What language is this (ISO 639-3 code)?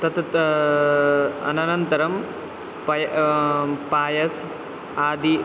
san